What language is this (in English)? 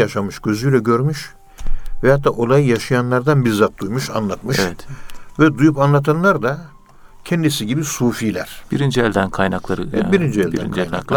Turkish